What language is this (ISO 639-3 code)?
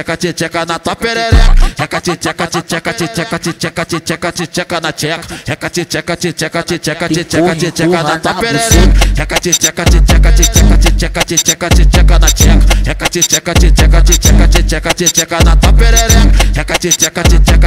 por